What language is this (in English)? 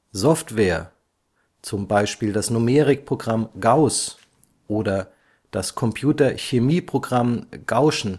German